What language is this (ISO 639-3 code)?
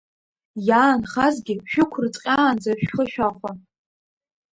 abk